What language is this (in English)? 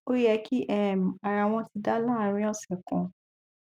Yoruba